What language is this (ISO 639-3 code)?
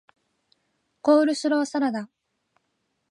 jpn